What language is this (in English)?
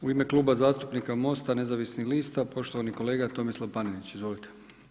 Croatian